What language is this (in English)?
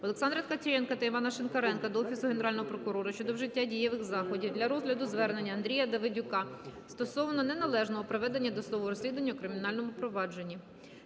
Ukrainian